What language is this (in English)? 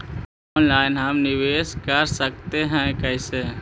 Magahi